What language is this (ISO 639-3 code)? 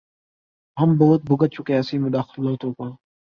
urd